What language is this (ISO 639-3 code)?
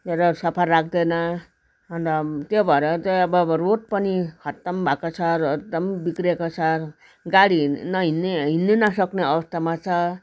nep